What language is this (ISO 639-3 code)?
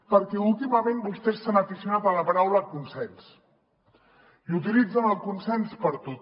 cat